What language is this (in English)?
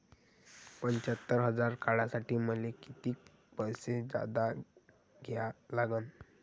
Marathi